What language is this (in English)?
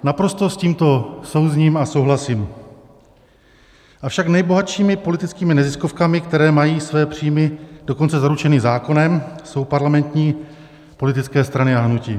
Czech